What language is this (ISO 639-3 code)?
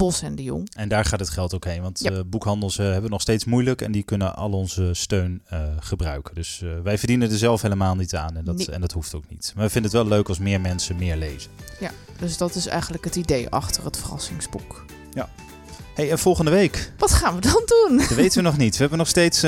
nld